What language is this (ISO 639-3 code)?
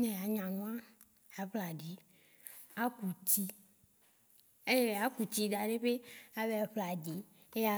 wci